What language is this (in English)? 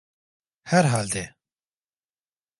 Turkish